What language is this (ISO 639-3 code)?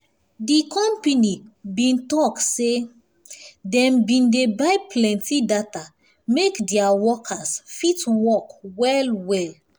pcm